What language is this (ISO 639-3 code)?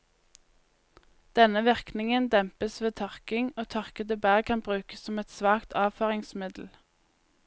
nor